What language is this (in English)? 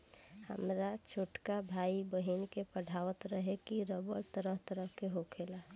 Bhojpuri